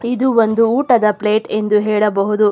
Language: Kannada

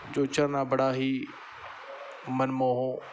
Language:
Punjabi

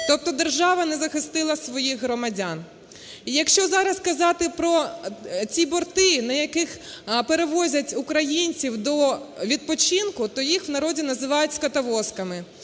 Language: Ukrainian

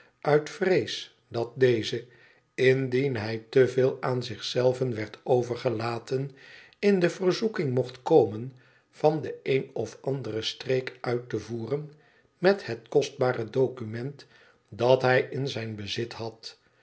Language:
Dutch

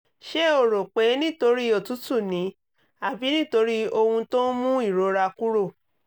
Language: Yoruba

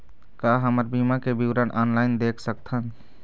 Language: Chhattisgarhi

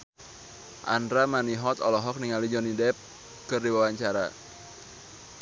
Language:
Sundanese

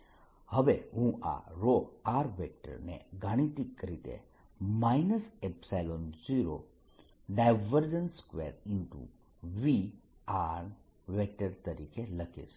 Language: Gujarati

